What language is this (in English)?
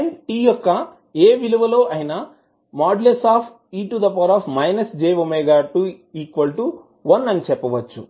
Telugu